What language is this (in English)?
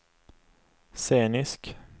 Swedish